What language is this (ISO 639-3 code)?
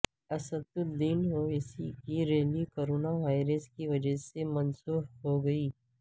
urd